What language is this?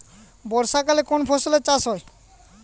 Bangla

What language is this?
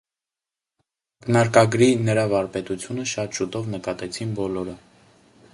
Armenian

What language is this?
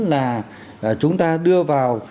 Vietnamese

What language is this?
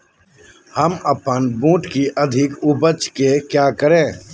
Magahi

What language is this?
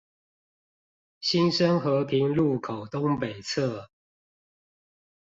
Chinese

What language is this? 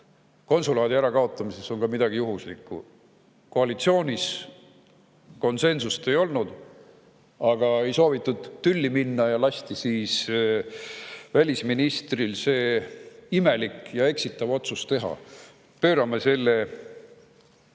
Estonian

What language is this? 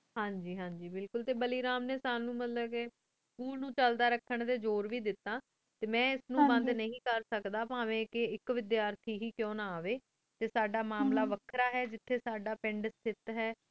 Punjabi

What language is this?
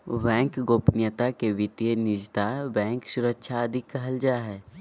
Magahi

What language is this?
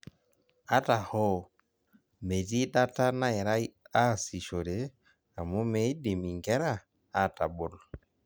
Masai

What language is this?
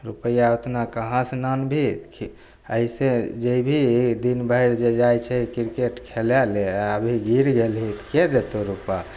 Maithili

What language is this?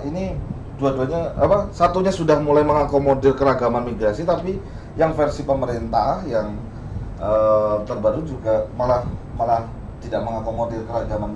Indonesian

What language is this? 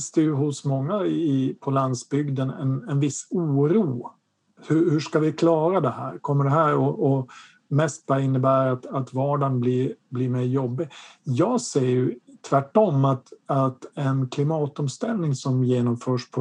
Swedish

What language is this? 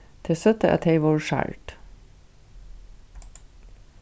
Faroese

